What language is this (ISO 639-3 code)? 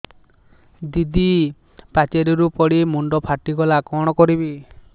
ori